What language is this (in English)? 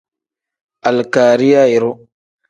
Tem